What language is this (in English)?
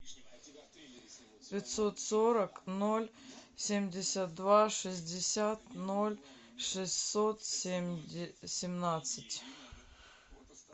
Russian